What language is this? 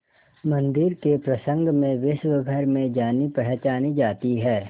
Hindi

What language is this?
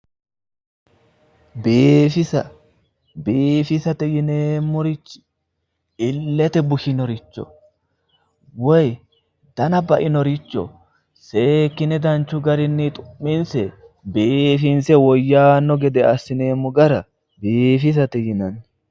Sidamo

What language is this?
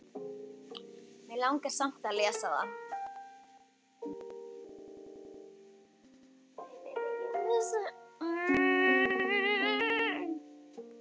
Icelandic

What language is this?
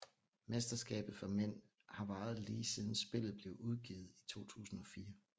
Danish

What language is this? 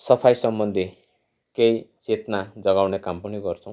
Nepali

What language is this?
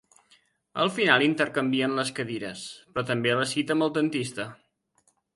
Catalan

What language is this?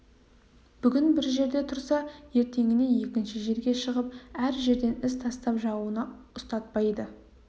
Kazakh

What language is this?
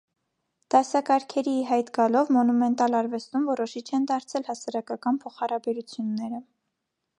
Armenian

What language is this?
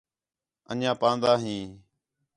Khetrani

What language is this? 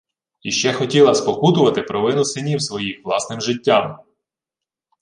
Ukrainian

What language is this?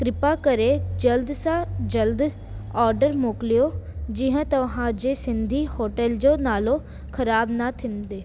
Sindhi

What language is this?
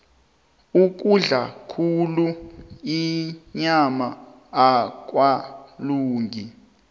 South Ndebele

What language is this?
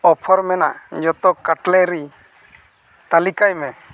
Santali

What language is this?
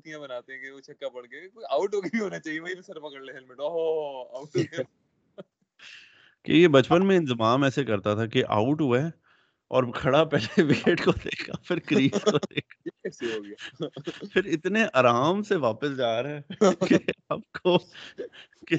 Urdu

